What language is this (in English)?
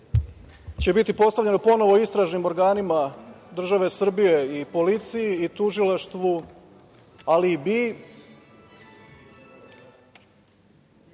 Serbian